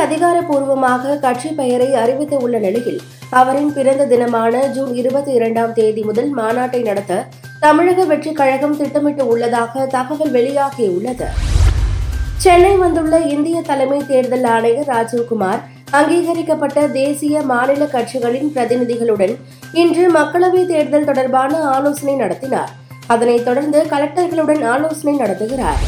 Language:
Tamil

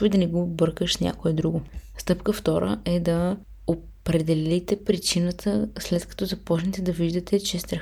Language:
Bulgarian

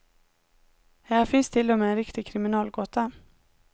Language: Swedish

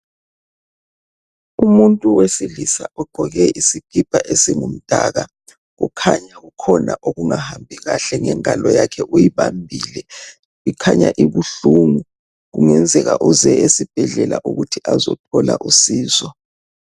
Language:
North Ndebele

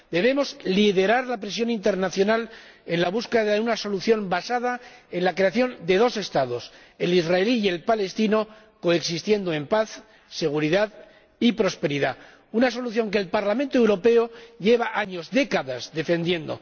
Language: Spanish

